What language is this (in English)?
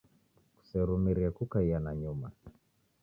Taita